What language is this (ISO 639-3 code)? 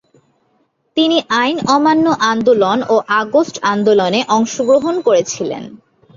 ben